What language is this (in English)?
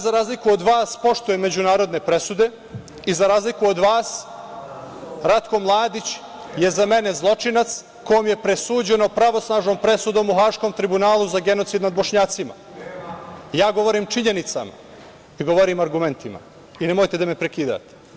Serbian